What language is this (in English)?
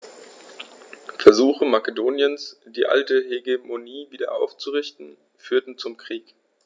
German